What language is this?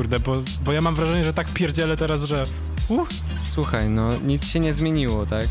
Polish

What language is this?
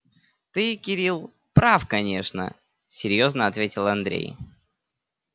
Russian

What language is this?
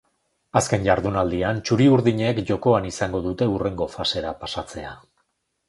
Basque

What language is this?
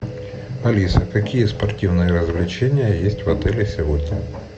Russian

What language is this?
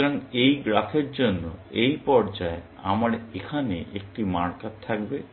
Bangla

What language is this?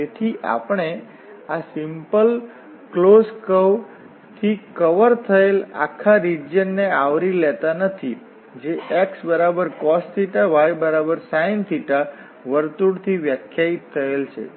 Gujarati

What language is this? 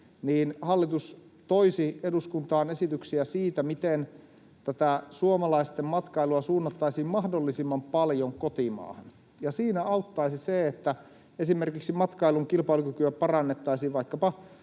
Finnish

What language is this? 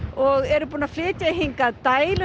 Icelandic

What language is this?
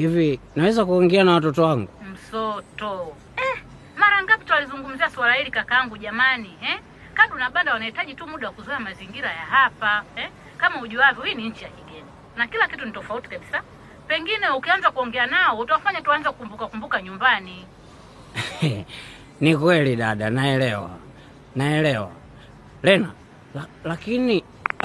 Swahili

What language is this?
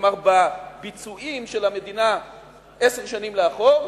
Hebrew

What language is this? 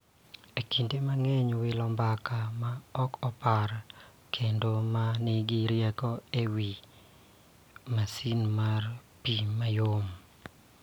Luo (Kenya and Tanzania)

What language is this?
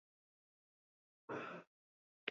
Basque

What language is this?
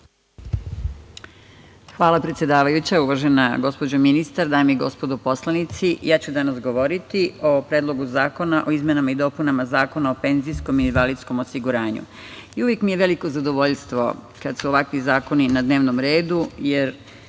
Serbian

